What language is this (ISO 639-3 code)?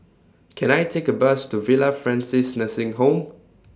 eng